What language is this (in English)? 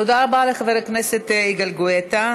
Hebrew